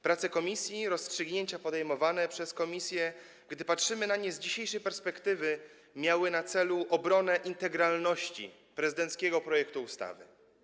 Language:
Polish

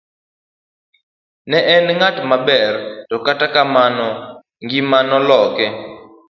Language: Luo (Kenya and Tanzania)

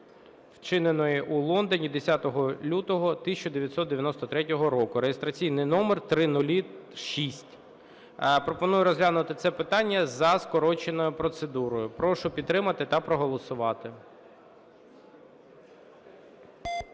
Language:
Ukrainian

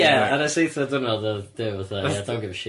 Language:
Welsh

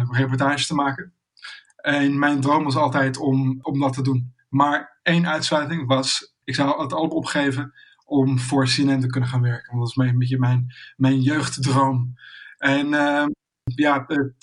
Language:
Dutch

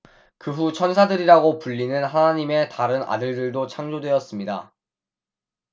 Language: Korean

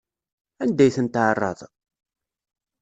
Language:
Kabyle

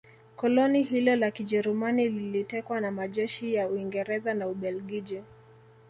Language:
Swahili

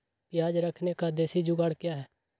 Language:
Magahi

